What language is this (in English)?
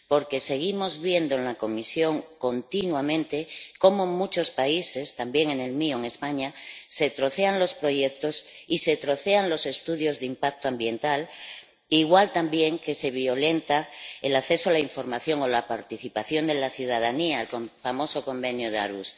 Spanish